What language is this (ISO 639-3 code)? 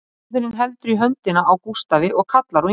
isl